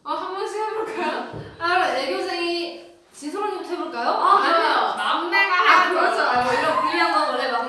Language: Korean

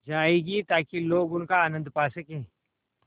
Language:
Hindi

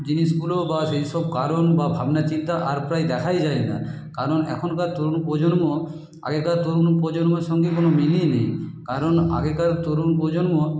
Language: Bangla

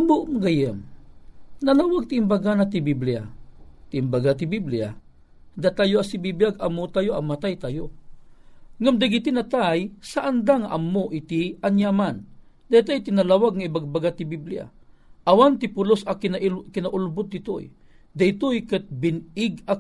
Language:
Filipino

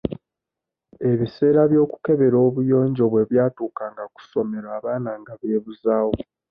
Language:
Ganda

